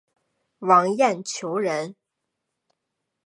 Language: Chinese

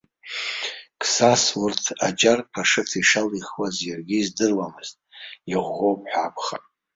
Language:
Abkhazian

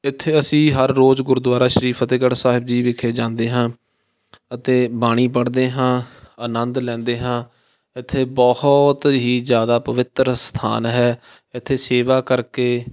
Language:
Punjabi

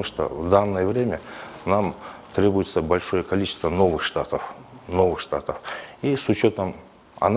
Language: Russian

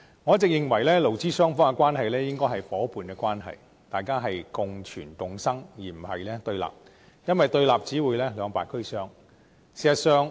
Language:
Cantonese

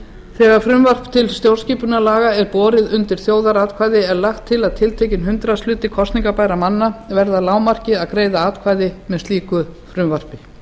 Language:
Icelandic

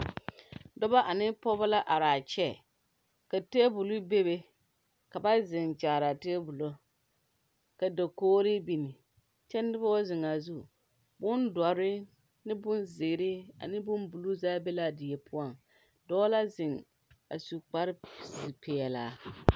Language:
Southern Dagaare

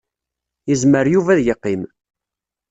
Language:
Kabyle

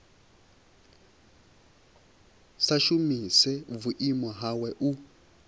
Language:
Venda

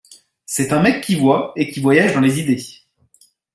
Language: French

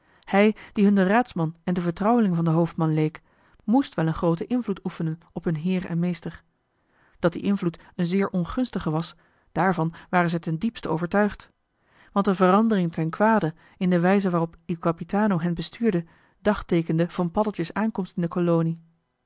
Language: Dutch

